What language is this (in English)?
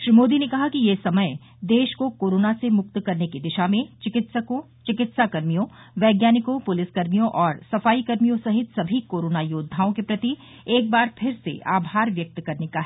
Hindi